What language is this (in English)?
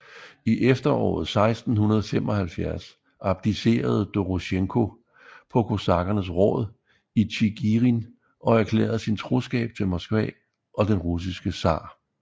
Danish